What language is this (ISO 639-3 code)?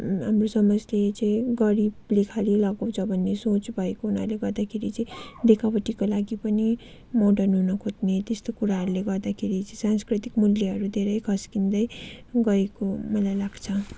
nep